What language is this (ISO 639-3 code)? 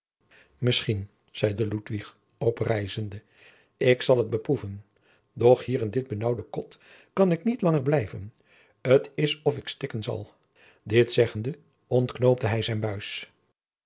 nld